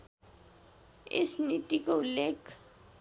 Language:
Nepali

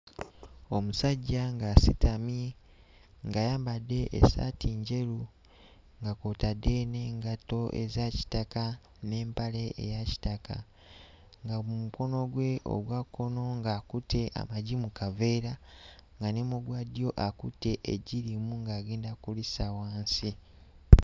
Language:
Ganda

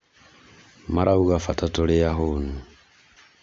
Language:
Kikuyu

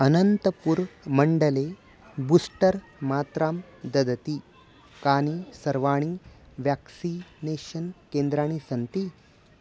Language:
Sanskrit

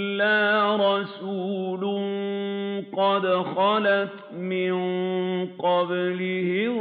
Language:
Arabic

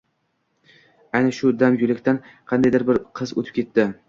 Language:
Uzbek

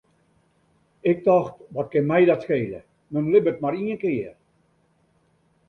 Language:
Western Frisian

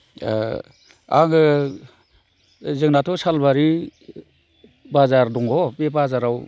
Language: Bodo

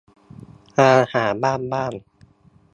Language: Thai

